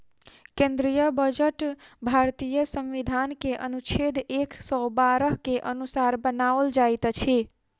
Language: Maithili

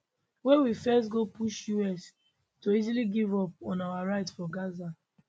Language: Nigerian Pidgin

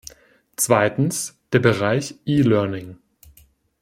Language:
German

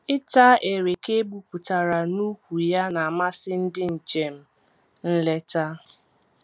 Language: Igbo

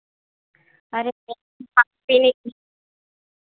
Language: Hindi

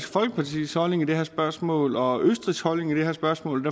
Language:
Danish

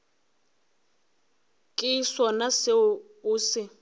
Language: Northern Sotho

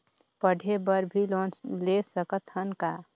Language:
Chhattisgarhi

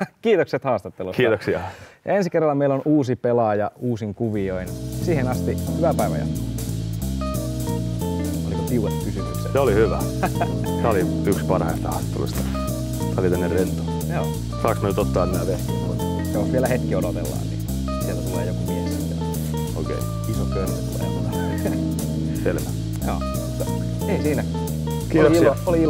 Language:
Finnish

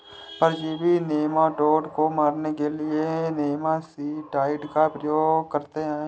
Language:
Hindi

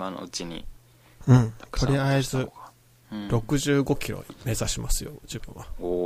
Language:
Japanese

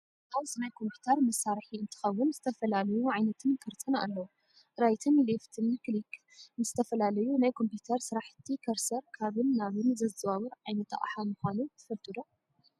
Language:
Tigrinya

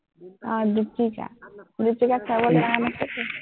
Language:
Assamese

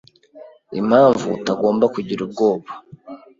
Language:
Kinyarwanda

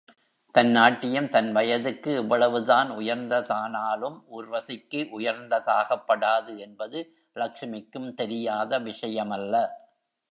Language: Tamil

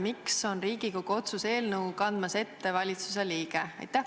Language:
Estonian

